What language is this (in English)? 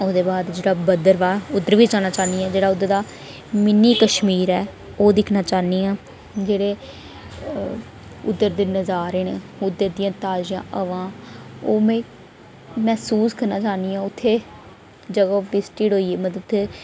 Dogri